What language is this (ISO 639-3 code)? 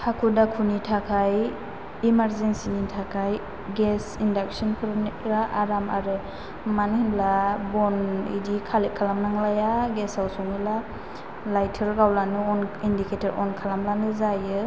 brx